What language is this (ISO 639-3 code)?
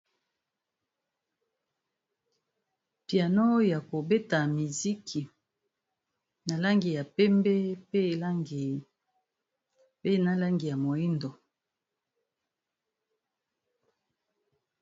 lin